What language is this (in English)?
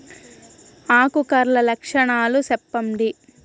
Telugu